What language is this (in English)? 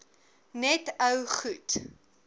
Afrikaans